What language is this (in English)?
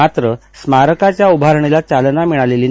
Marathi